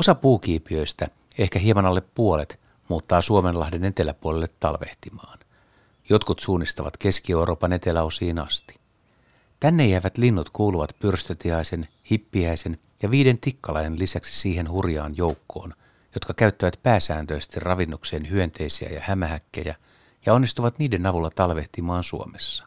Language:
Finnish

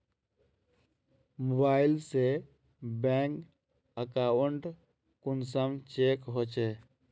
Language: Magahi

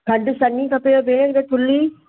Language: Sindhi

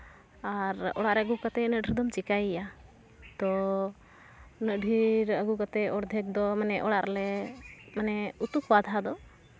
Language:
Santali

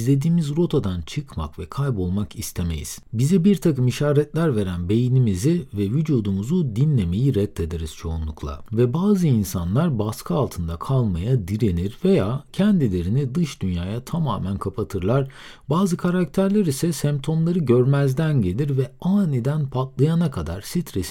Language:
Turkish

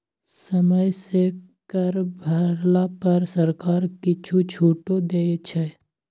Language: Maithili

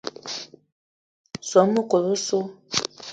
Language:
Eton (Cameroon)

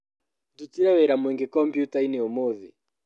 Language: Kikuyu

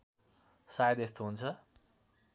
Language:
Nepali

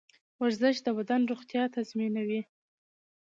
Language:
Pashto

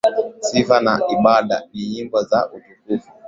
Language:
Swahili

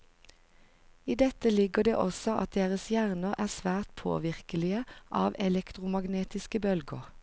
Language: Norwegian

